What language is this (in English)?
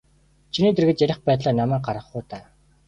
Mongolian